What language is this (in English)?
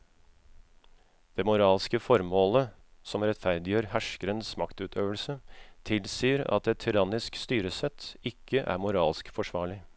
Norwegian